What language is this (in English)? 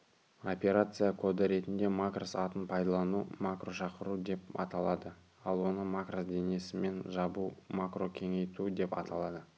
Kazakh